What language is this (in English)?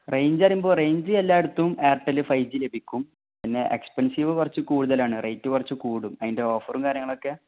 Malayalam